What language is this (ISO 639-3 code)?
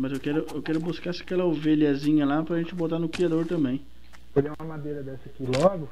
por